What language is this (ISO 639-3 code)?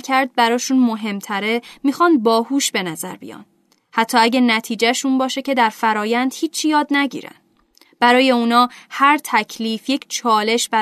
fas